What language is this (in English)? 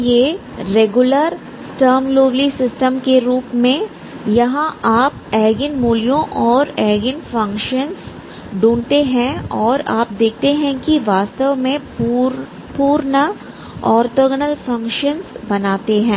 Hindi